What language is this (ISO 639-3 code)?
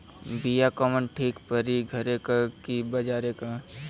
bho